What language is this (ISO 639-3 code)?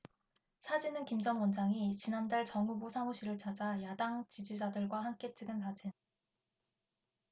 kor